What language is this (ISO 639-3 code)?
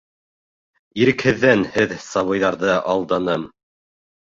bak